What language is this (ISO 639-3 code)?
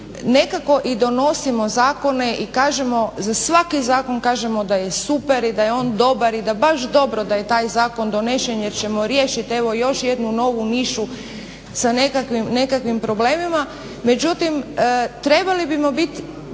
hrv